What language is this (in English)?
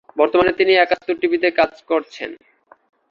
Bangla